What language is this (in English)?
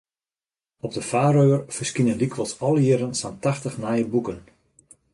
Western Frisian